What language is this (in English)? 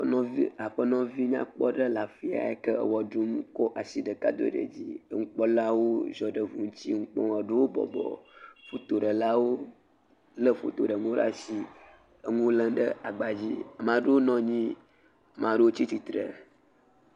Ewe